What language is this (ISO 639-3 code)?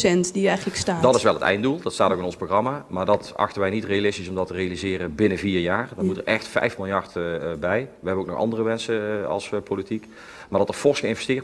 nld